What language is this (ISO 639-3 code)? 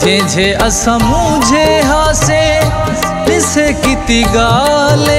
hin